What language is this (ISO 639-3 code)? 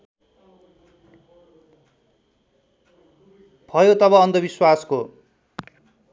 nep